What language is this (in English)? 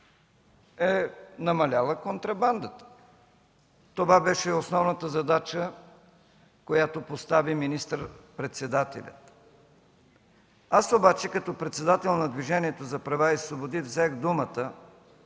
Bulgarian